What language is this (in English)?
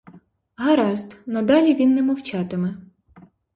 Ukrainian